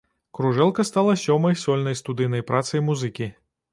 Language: Belarusian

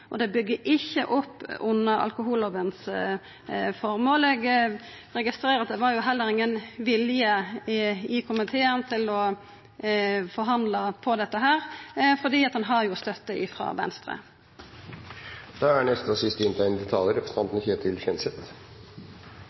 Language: Norwegian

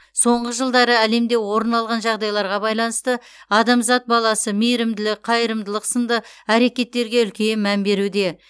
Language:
Kazakh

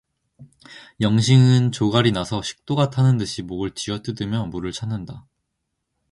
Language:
Korean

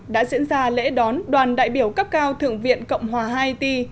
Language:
Vietnamese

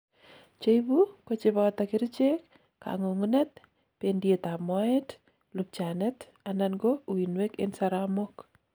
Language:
Kalenjin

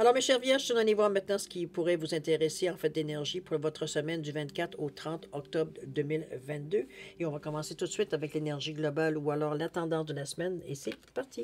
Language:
French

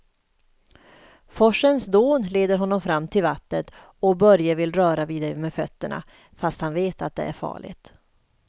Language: Swedish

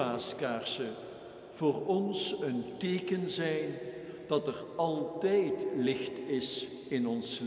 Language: Dutch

